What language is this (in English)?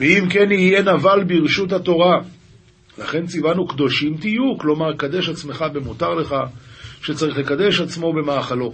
Hebrew